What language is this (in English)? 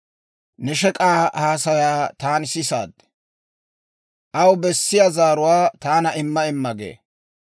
Dawro